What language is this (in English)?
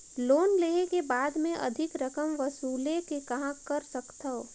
Chhattisgarhi